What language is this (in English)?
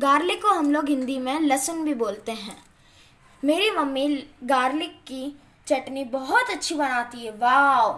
Hindi